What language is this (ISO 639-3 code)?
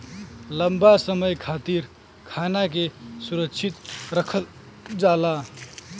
bho